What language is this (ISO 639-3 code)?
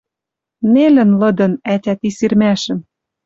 mrj